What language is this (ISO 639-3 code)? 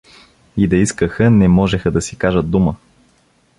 bul